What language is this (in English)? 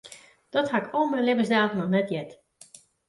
Western Frisian